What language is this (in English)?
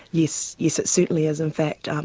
English